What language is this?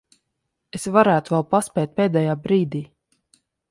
Latvian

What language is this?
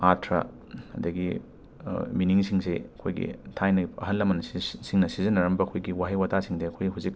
Manipuri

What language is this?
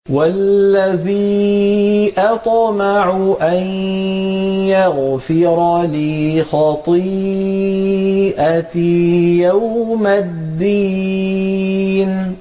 Arabic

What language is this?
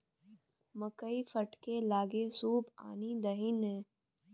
Maithili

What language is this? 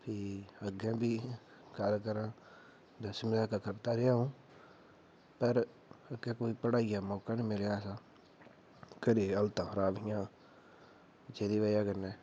Dogri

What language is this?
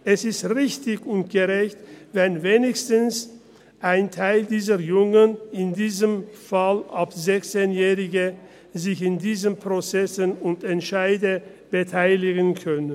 Swiss German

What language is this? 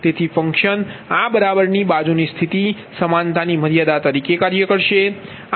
Gujarati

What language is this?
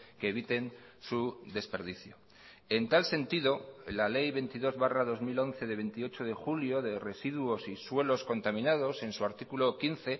Spanish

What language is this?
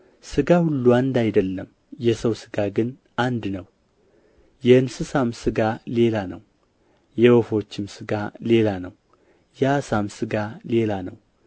Amharic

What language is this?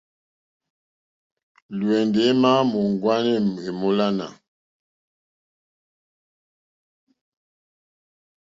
Mokpwe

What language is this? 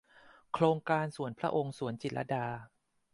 Thai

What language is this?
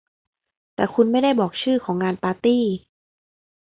Thai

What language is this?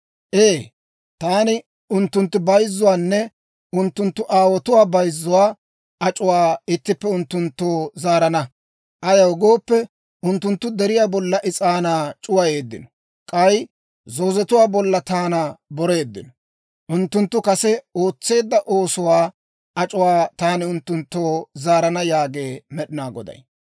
Dawro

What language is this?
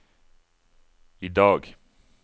Norwegian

